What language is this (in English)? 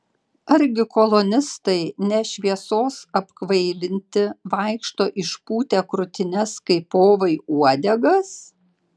Lithuanian